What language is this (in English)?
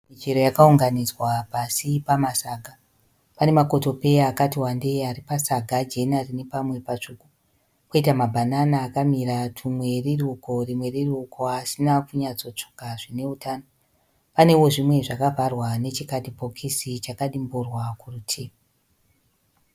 Shona